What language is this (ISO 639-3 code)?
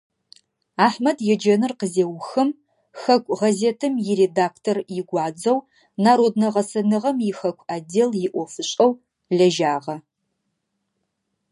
ady